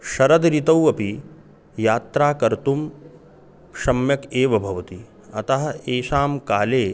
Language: Sanskrit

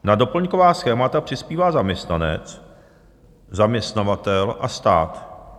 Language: Czech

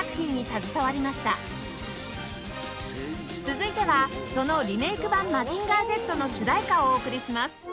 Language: Japanese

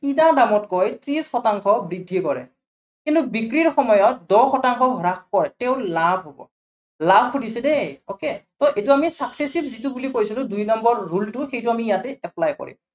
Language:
Assamese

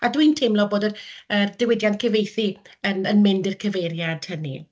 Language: Welsh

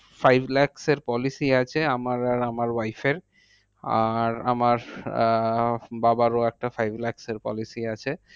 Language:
Bangla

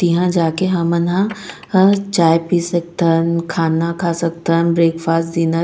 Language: Chhattisgarhi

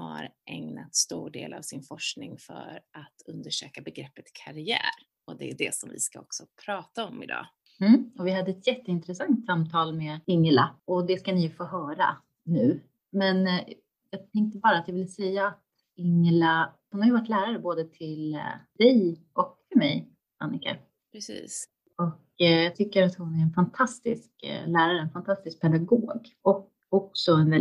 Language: Swedish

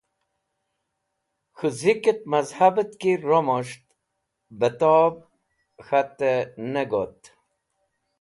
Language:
Wakhi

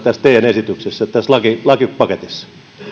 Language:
Finnish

